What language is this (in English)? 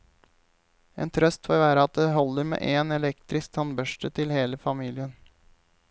Norwegian